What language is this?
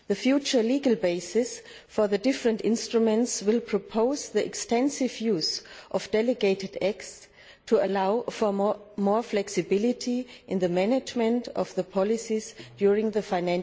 English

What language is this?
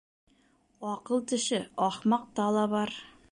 Bashkir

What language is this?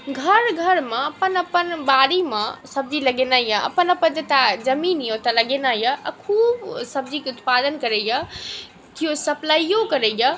Maithili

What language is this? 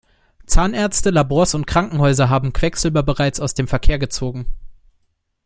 German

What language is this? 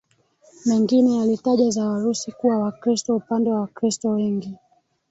Swahili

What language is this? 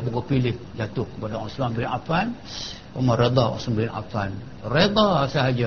Malay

